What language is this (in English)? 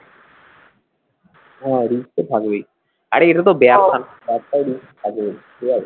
Bangla